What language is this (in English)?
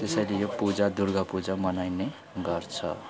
Nepali